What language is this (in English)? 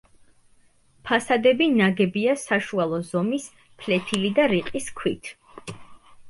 Georgian